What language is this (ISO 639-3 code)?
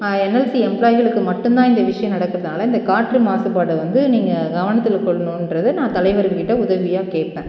tam